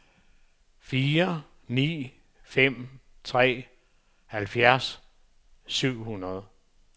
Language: Danish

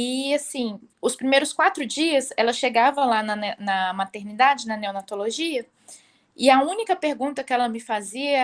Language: Portuguese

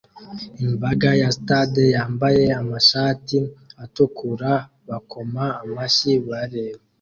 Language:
Kinyarwanda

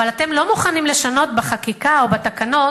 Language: Hebrew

